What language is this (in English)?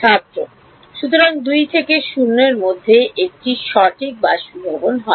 Bangla